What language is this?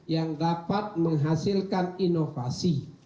Indonesian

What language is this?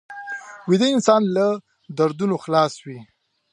Pashto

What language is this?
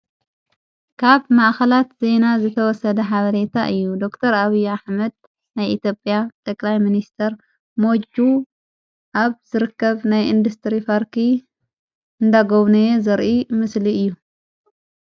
Tigrinya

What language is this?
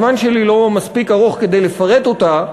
Hebrew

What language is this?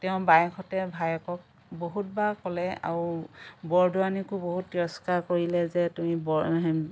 Assamese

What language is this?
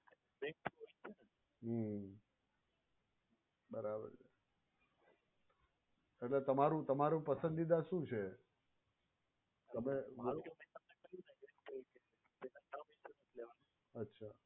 Gujarati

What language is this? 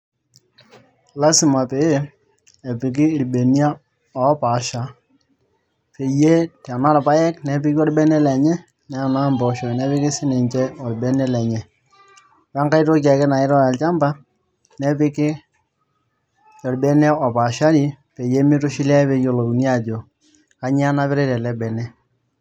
Masai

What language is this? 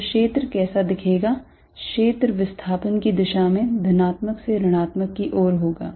Hindi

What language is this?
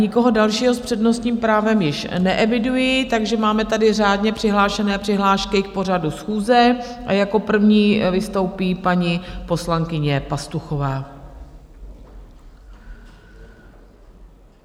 Czech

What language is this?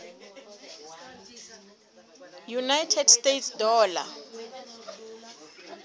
Southern Sotho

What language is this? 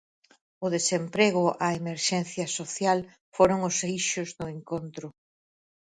Galician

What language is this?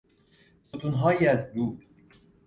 Persian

